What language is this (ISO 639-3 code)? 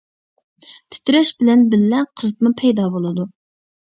uig